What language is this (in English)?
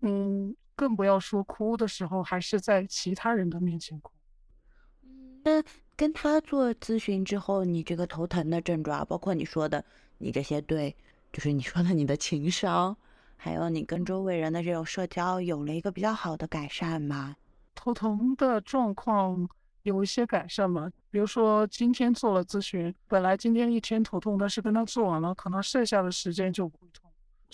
Chinese